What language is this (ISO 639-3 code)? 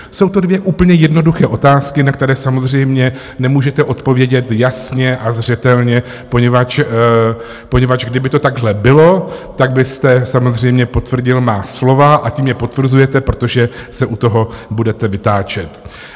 ces